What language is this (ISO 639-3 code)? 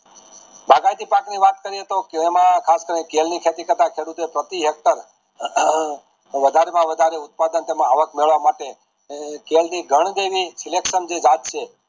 guj